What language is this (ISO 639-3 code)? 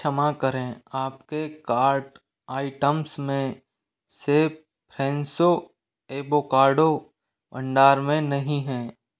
hin